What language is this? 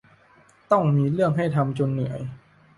Thai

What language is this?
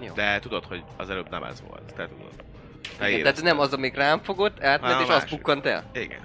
Hungarian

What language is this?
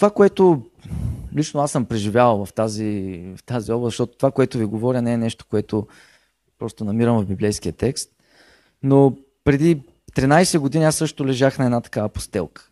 Bulgarian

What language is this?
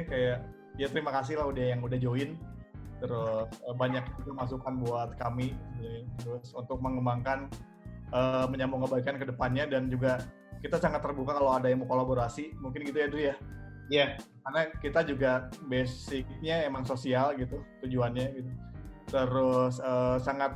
Indonesian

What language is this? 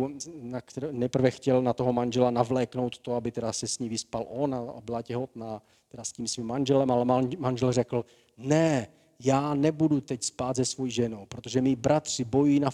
Czech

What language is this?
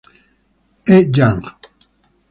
Italian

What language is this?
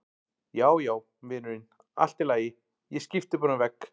Icelandic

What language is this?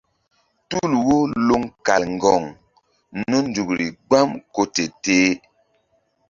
Mbum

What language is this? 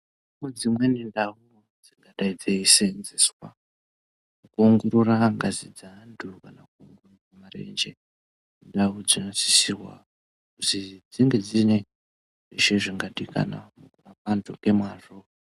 Ndau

